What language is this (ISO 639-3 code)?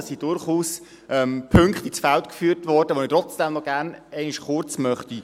gsw